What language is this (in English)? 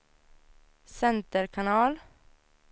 Swedish